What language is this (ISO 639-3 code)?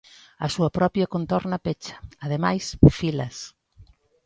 glg